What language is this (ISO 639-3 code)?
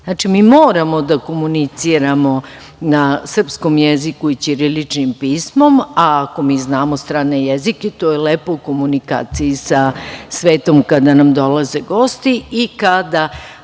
srp